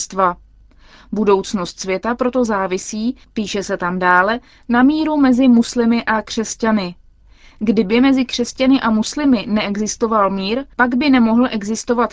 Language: Czech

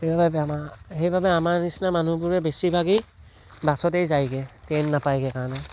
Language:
Assamese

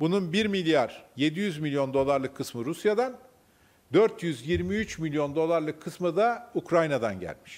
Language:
Turkish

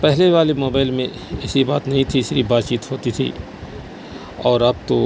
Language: Urdu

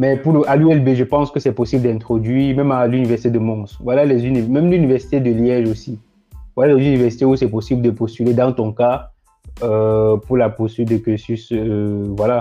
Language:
French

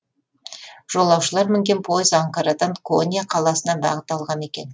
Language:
Kazakh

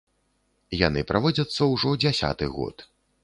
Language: Belarusian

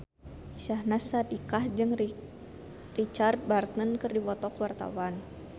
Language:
Sundanese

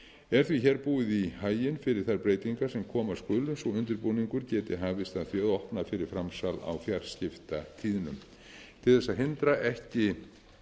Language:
Icelandic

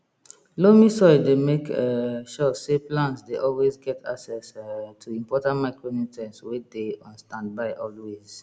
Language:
Nigerian Pidgin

